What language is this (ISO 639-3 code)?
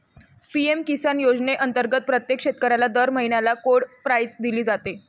mar